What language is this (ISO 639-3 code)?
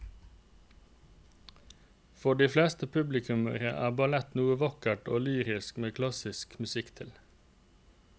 nor